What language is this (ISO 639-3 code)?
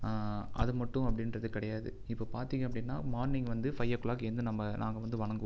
tam